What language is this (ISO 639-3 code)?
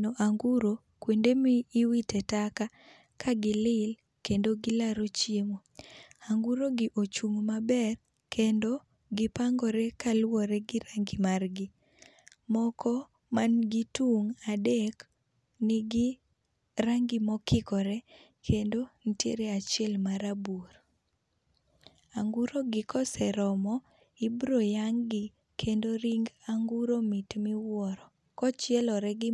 luo